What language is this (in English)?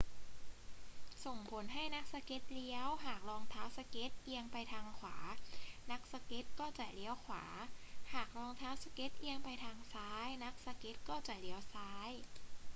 Thai